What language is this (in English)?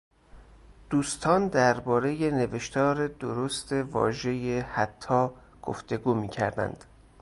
Persian